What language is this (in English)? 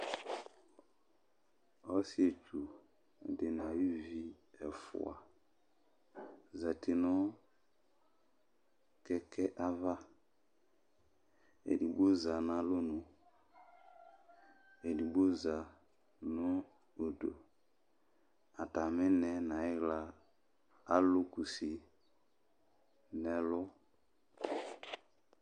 Ikposo